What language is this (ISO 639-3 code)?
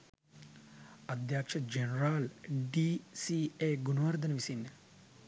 sin